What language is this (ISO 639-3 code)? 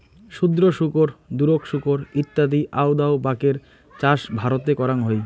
ben